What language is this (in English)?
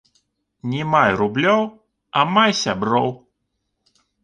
Belarusian